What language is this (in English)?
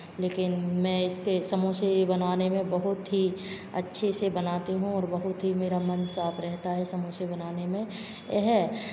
Hindi